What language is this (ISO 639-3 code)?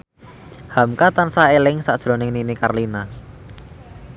jav